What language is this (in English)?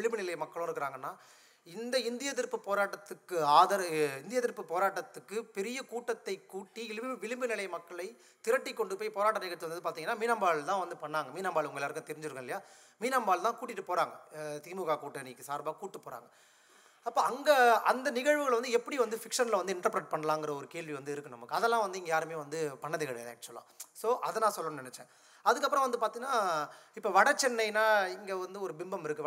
Tamil